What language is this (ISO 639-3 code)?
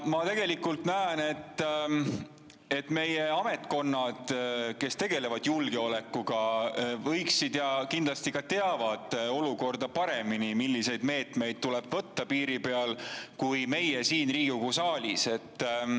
est